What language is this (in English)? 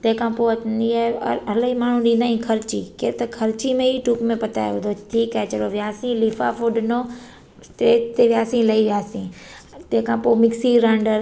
Sindhi